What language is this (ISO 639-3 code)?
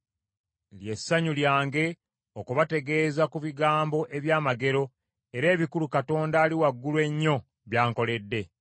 lug